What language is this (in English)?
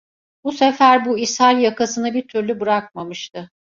Turkish